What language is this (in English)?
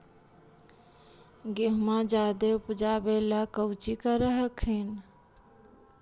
Magahi